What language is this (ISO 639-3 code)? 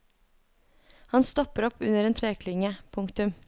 nor